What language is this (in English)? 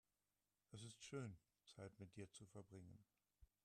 German